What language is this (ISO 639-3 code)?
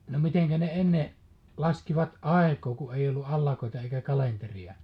fin